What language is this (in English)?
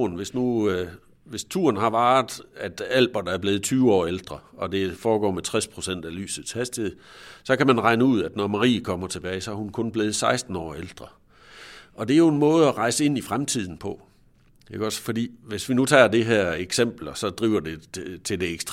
Danish